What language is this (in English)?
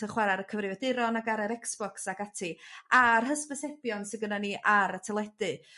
Welsh